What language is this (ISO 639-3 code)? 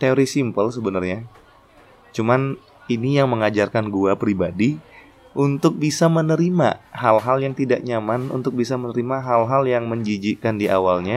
ind